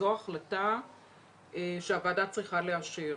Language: Hebrew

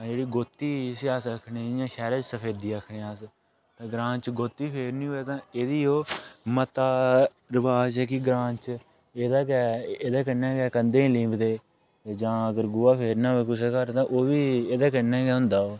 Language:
Dogri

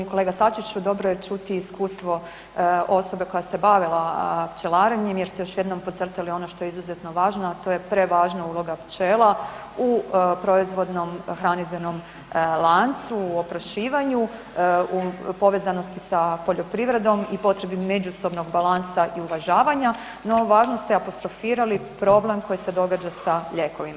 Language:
Croatian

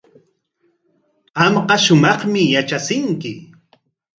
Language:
Corongo Ancash Quechua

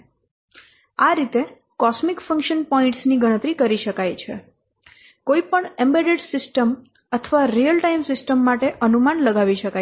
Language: Gujarati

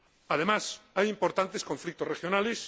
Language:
Spanish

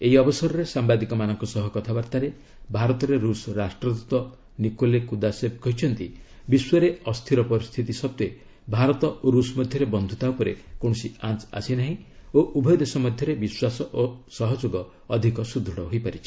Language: Odia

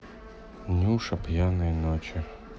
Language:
Russian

